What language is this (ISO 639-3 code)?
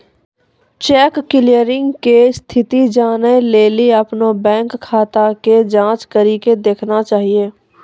mai